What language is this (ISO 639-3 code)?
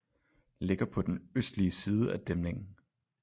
dan